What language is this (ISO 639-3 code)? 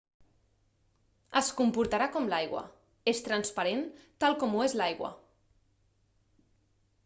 cat